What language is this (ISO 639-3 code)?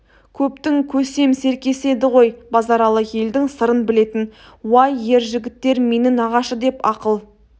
kaz